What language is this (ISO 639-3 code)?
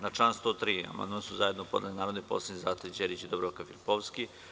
srp